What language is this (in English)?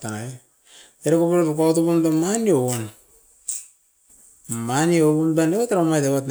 Askopan